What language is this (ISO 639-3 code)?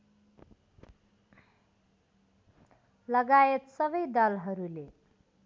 nep